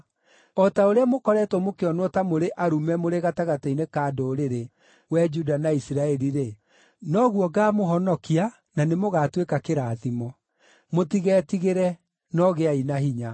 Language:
Kikuyu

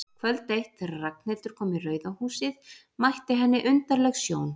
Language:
Icelandic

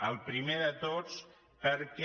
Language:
Catalan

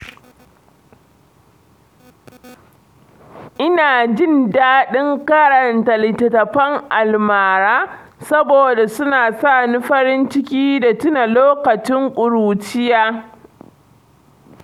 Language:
Hausa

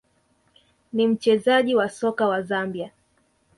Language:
Swahili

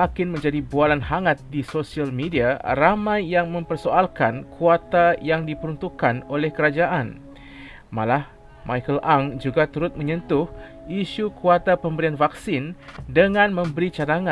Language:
Malay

